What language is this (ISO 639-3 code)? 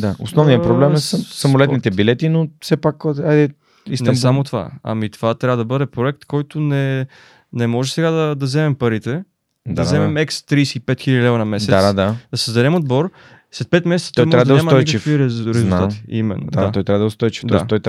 bul